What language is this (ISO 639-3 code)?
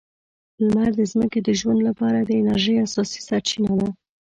pus